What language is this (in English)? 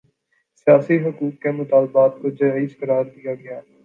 Urdu